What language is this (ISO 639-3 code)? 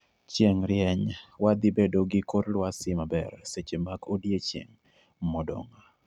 luo